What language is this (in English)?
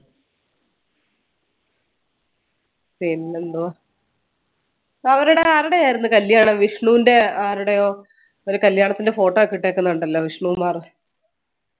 Malayalam